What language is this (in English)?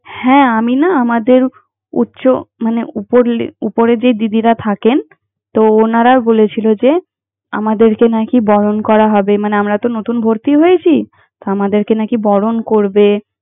Bangla